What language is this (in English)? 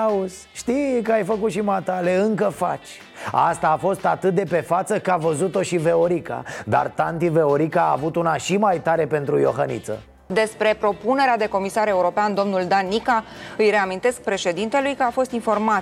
Romanian